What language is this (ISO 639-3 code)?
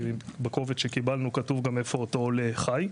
heb